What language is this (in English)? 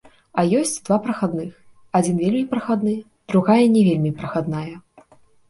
Belarusian